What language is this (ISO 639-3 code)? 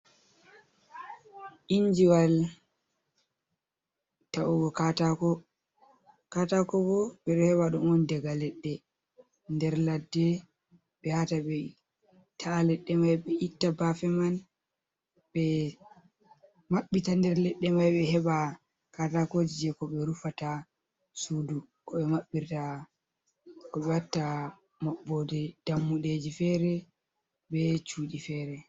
ful